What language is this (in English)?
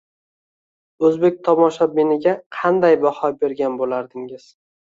Uzbek